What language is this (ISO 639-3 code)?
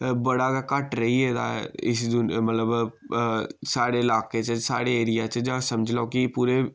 doi